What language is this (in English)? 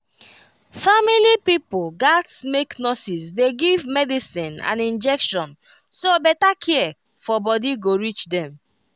Nigerian Pidgin